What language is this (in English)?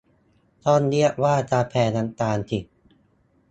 Thai